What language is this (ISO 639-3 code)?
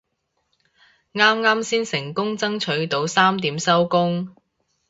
yue